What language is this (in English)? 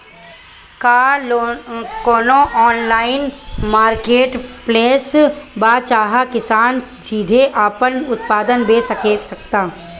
Bhojpuri